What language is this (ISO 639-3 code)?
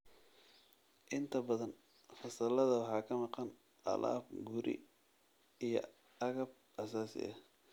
som